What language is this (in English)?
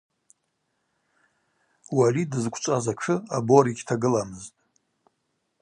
Abaza